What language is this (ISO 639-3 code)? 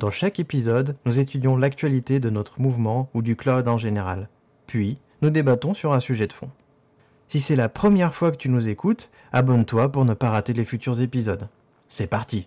fra